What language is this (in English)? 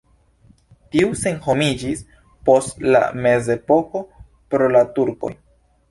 Esperanto